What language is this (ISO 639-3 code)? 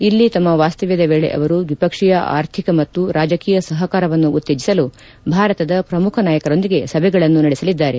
kan